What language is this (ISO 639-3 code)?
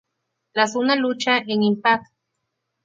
spa